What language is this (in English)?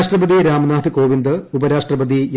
Malayalam